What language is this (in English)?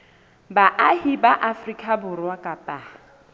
Southern Sotho